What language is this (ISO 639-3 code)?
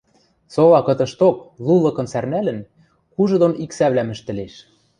mrj